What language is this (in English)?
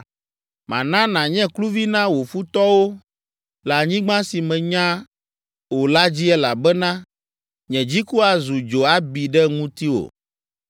Ewe